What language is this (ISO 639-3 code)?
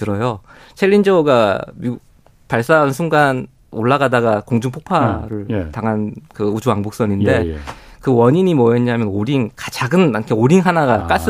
kor